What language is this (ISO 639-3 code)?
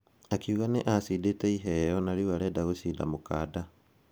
kik